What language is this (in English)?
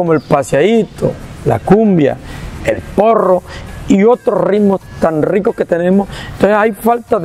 Spanish